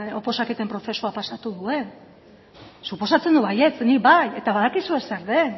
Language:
Basque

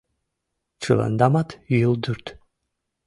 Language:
Mari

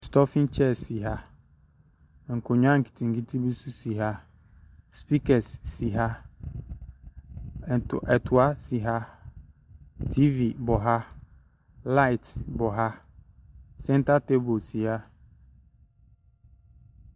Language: Akan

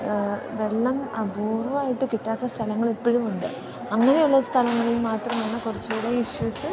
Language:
Malayalam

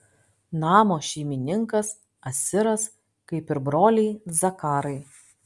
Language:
Lithuanian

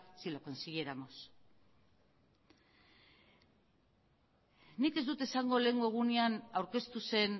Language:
Basque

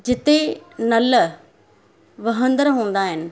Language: Sindhi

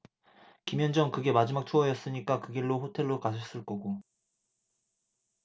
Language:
Korean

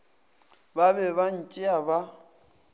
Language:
Northern Sotho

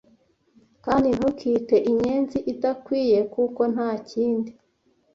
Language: Kinyarwanda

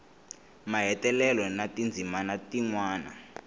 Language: Tsonga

